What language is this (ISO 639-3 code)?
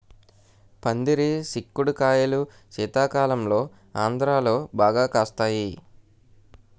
tel